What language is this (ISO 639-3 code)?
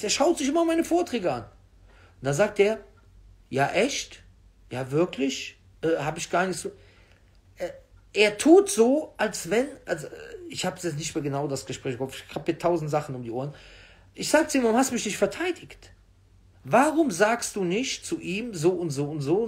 deu